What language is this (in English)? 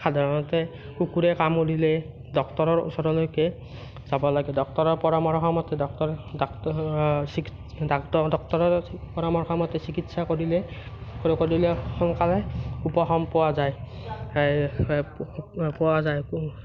Assamese